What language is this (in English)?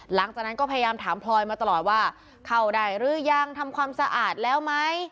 Thai